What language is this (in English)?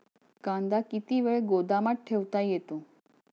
Marathi